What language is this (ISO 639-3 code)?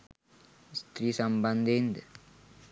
sin